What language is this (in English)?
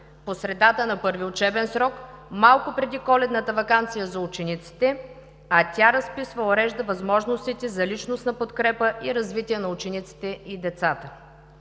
Bulgarian